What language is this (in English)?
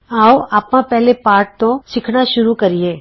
Punjabi